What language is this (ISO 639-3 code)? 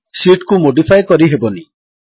ori